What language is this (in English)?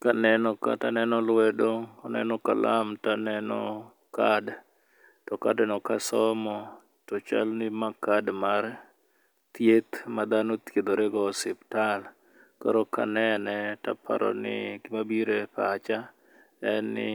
Luo (Kenya and Tanzania)